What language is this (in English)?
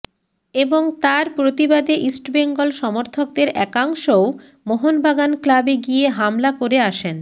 Bangla